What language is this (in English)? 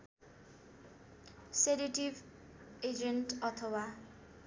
Nepali